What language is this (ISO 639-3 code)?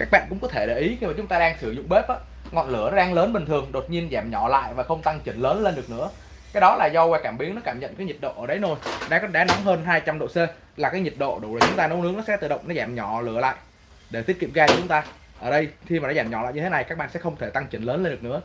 vie